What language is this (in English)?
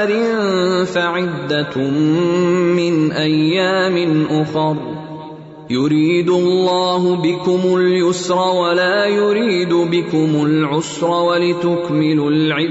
Urdu